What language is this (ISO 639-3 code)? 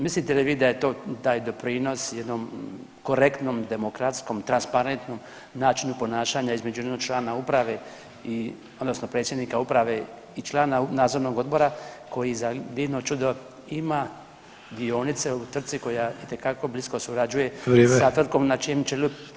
hrv